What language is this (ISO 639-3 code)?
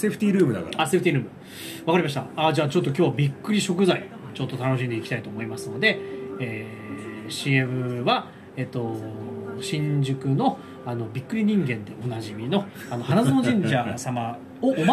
jpn